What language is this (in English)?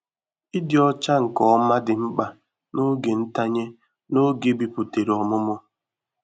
Igbo